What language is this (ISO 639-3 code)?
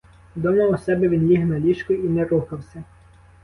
ukr